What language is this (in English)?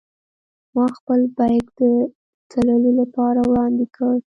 Pashto